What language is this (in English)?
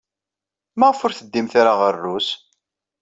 Kabyle